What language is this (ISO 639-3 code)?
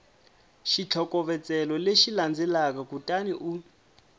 tso